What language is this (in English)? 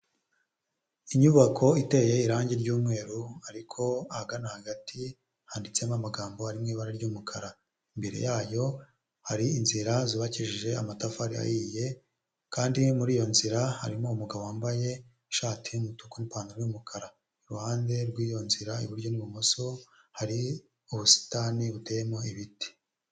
Kinyarwanda